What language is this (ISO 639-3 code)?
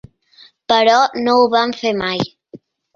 cat